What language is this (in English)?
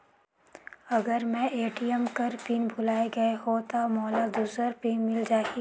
Chhattisgarhi